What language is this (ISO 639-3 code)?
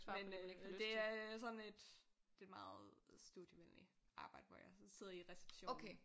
dan